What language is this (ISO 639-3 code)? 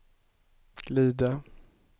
swe